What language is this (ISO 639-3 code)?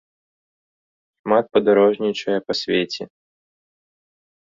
bel